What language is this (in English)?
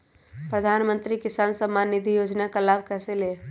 Magahi